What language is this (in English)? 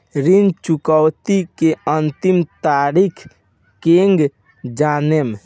Bhojpuri